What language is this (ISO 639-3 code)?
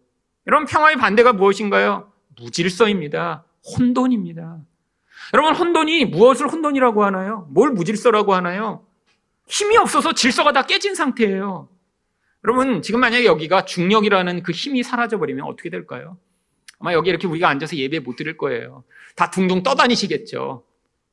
kor